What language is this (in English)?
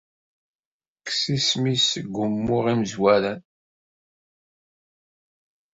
Kabyle